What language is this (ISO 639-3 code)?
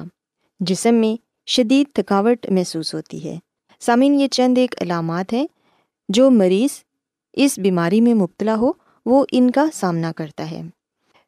urd